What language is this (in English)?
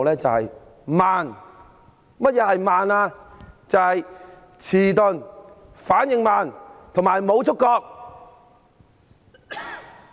Cantonese